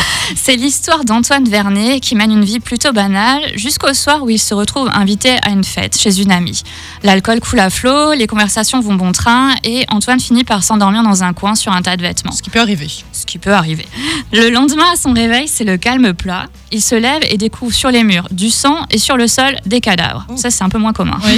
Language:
French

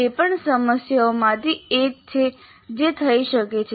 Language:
Gujarati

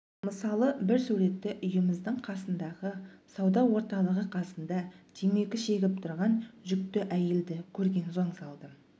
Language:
Kazakh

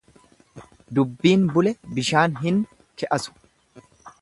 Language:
Oromo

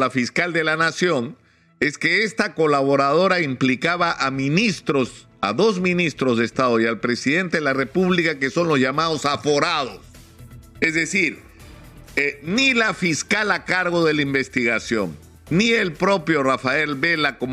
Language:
Spanish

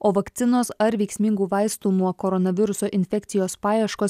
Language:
Lithuanian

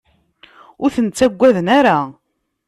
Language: Kabyle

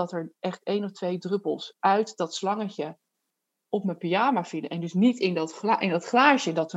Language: Dutch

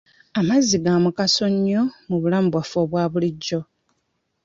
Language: Ganda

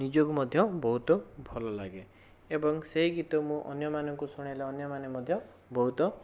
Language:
Odia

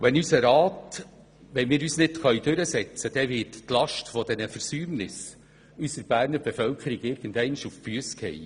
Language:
Swiss German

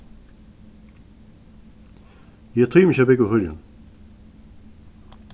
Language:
Faroese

